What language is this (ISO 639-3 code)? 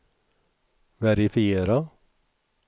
swe